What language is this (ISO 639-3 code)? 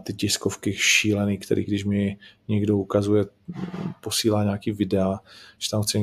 ces